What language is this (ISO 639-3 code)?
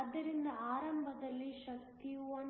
kan